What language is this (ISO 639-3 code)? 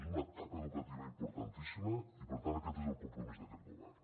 cat